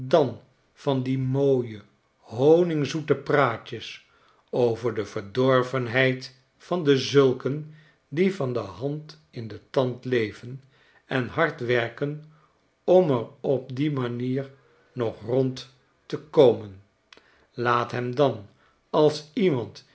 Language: Dutch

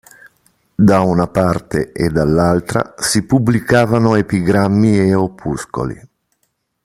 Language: Italian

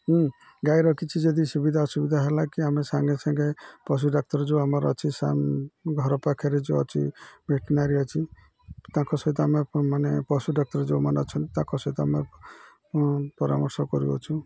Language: Odia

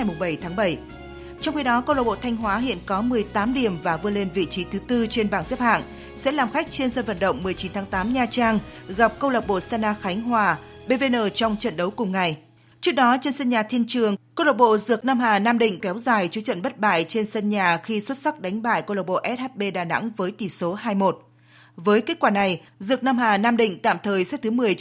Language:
Vietnamese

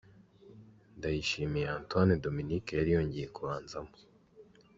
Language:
Kinyarwanda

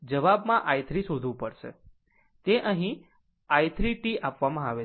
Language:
Gujarati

